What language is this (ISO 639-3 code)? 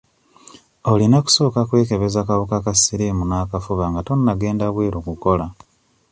lug